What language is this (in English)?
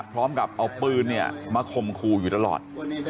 Thai